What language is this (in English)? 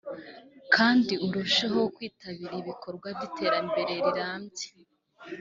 Kinyarwanda